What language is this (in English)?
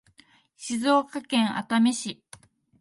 Japanese